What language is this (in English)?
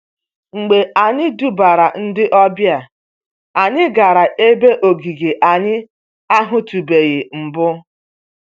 Igbo